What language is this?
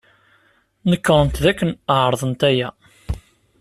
Kabyle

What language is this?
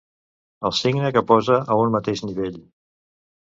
Catalan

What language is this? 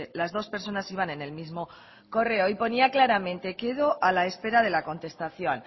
Spanish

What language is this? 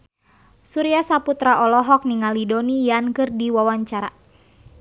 Sundanese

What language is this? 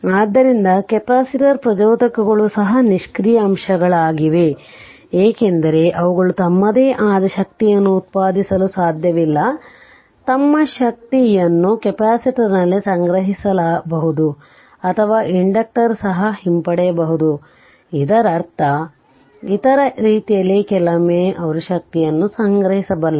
Kannada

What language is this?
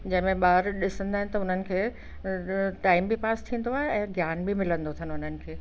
Sindhi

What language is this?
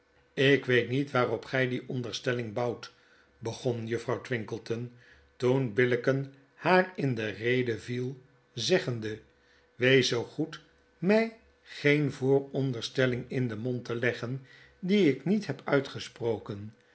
Dutch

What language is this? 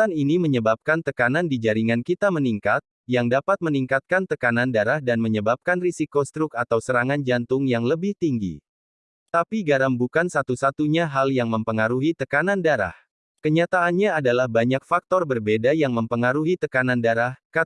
Indonesian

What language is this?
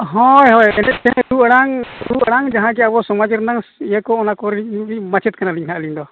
Santali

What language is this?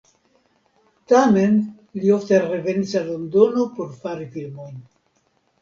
Esperanto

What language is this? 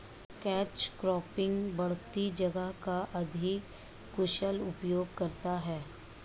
Hindi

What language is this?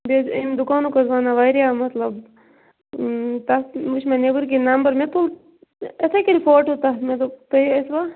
Kashmiri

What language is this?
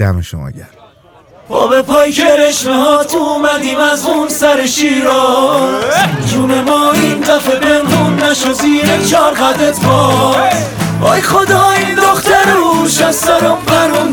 Persian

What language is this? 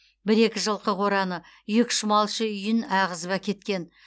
Kazakh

